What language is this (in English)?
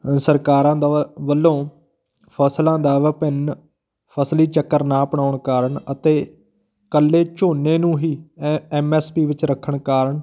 Punjabi